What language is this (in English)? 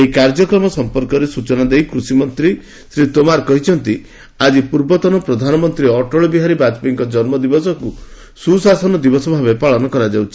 Odia